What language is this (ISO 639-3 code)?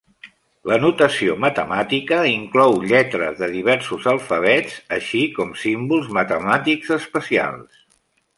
cat